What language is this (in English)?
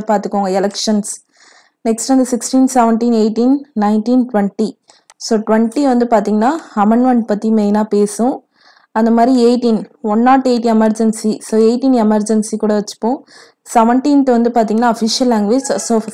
Tamil